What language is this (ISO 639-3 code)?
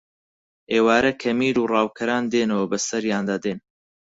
ckb